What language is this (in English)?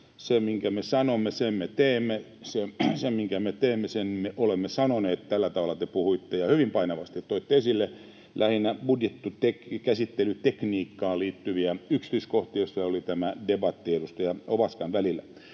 Finnish